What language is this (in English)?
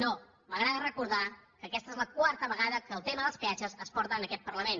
Catalan